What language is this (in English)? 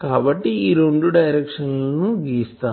Telugu